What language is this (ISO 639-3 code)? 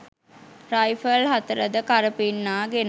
sin